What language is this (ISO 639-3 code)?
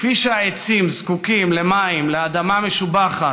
heb